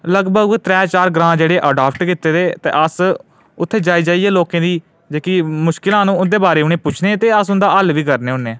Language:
Dogri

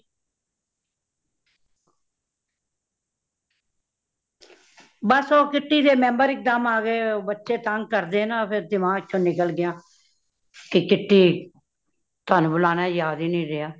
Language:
Punjabi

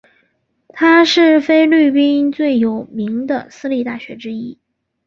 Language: Chinese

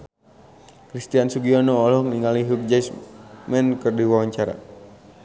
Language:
Sundanese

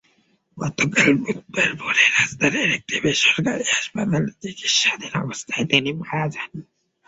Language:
Bangla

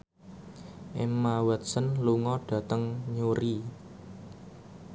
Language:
Javanese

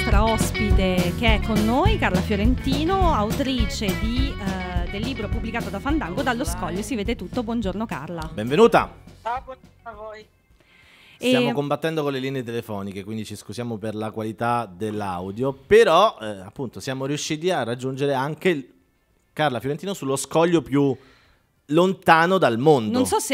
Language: Italian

